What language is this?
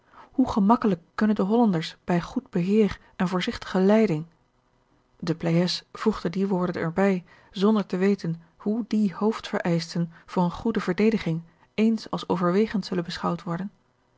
Dutch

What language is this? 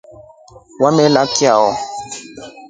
Rombo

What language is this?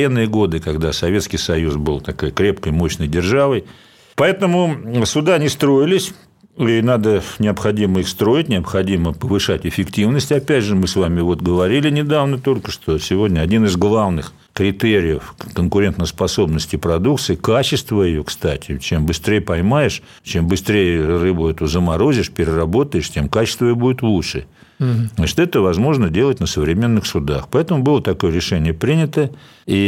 Russian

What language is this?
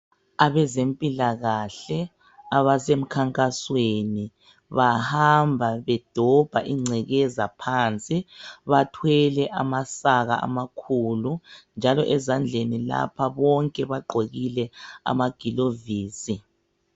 North Ndebele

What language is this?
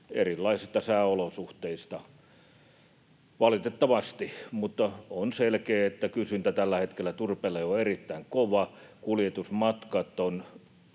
Finnish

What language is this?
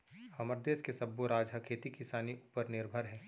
Chhattisgarhi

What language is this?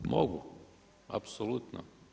Croatian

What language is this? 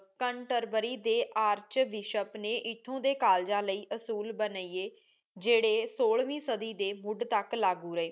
Punjabi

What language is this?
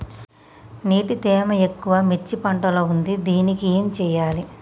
Telugu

